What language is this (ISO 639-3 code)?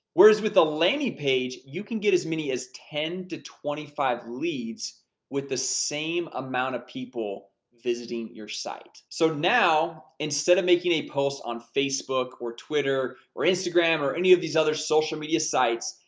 eng